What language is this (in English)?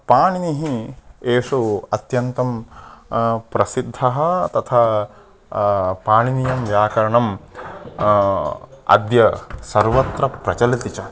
Sanskrit